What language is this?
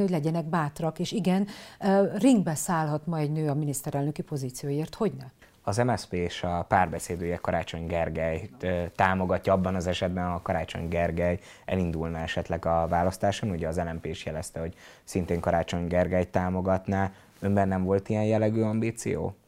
Hungarian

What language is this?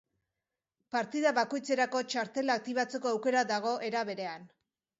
Basque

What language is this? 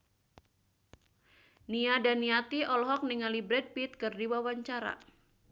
Sundanese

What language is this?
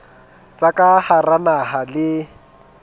Southern Sotho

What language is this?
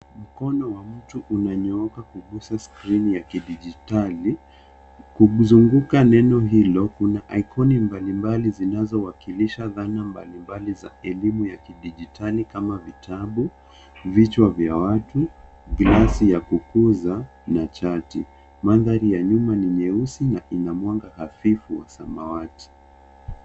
Swahili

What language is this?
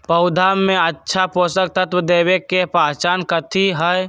Magahi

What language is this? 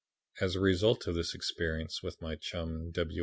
English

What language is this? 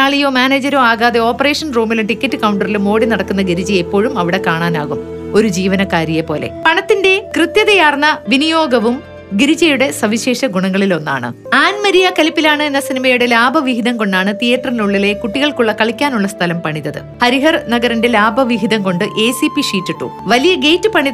Malayalam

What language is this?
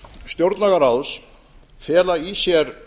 Icelandic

